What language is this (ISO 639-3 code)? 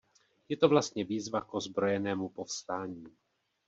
ces